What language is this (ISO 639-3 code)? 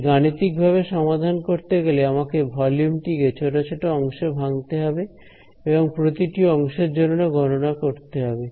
ben